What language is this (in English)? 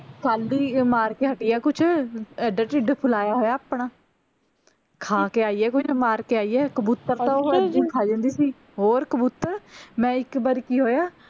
Punjabi